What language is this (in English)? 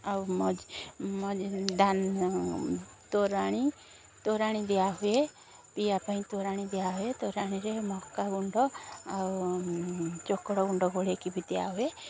Odia